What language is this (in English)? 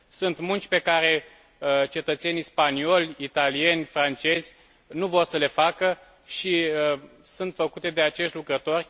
Romanian